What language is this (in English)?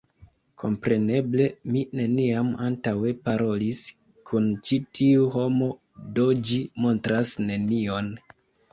Esperanto